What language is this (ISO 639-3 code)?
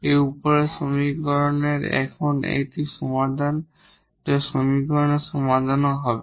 ben